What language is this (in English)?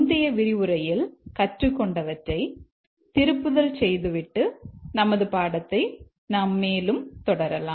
Tamil